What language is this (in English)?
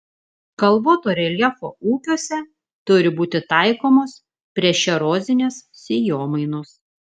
Lithuanian